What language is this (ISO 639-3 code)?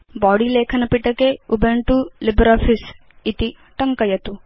san